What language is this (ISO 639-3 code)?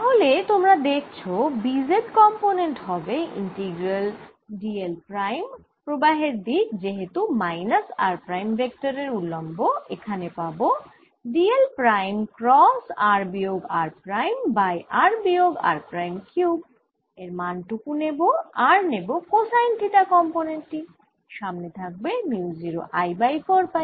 ben